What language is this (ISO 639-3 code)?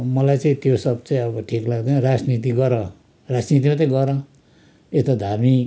nep